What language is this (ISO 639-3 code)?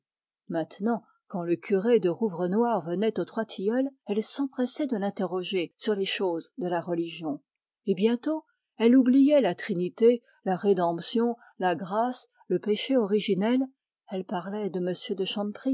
fra